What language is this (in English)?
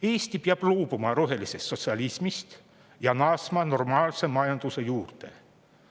Estonian